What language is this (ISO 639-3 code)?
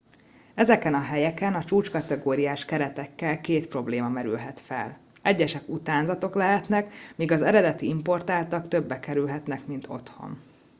hun